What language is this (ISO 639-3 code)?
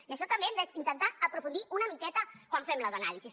cat